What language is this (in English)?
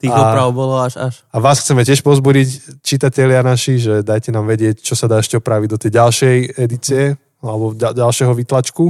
Slovak